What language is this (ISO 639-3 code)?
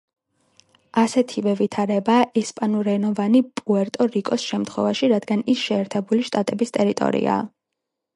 kat